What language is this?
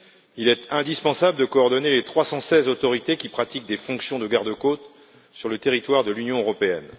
French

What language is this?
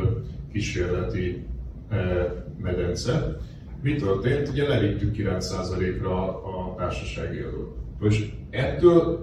Hungarian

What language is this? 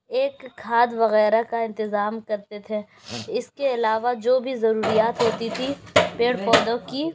Urdu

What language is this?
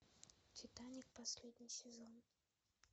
Russian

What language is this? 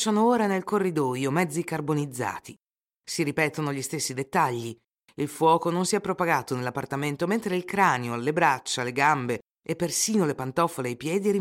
Italian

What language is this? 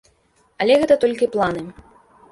Belarusian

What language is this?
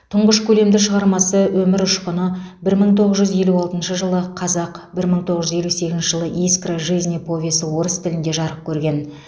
Kazakh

